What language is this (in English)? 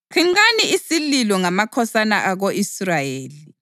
North Ndebele